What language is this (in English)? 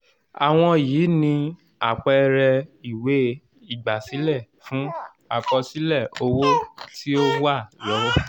Yoruba